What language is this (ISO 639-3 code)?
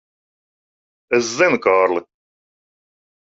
lav